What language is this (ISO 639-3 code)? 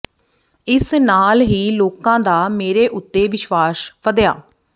pan